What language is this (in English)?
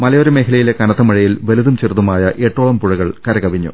Malayalam